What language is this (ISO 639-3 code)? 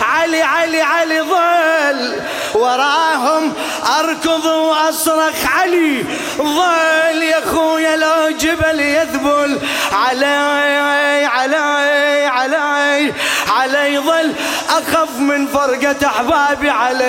ara